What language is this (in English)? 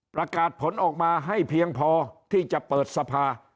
Thai